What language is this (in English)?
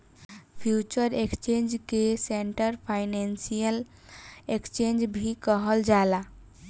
Bhojpuri